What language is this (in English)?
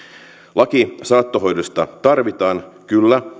Finnish